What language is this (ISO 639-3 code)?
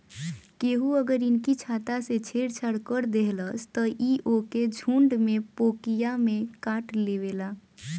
bho